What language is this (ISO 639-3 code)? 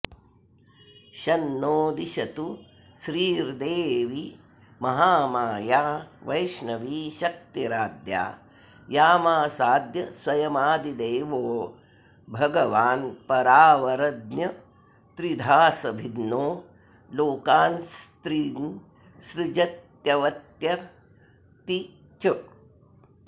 san